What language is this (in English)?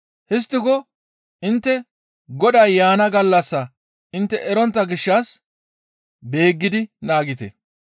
Gamo